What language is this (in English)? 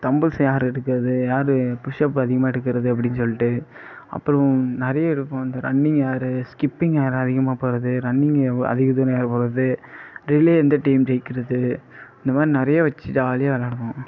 Tamil